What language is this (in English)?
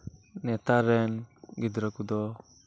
Santali